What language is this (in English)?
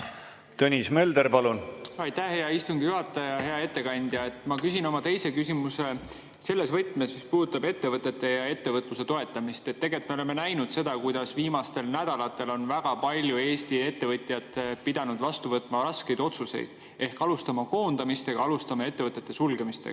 Estonian